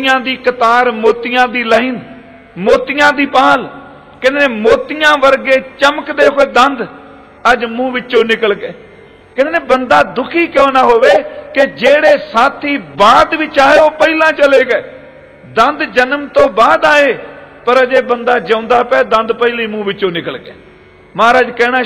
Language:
Punjabi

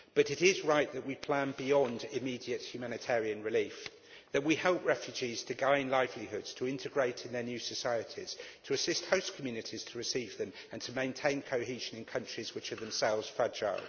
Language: English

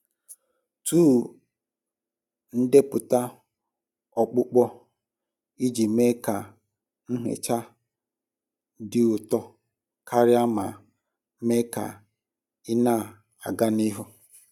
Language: Igbo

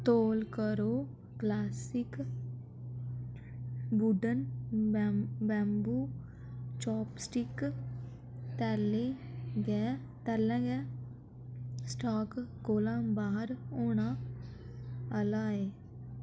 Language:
Dogri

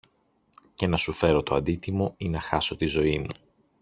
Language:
Greek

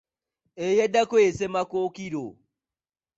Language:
Ganda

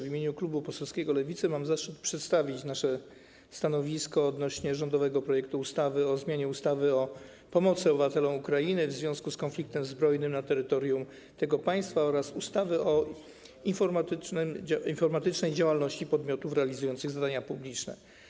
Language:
Polish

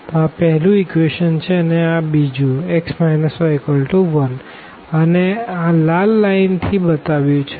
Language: Gujarati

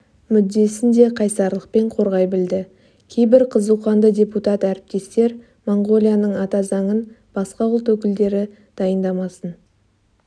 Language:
Kazakh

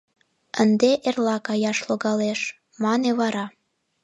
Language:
Mari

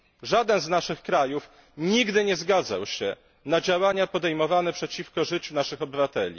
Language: Polish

